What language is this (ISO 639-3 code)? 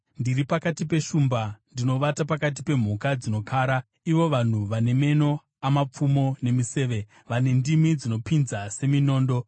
sna